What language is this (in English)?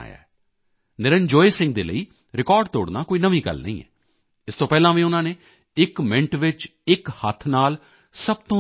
Punjabi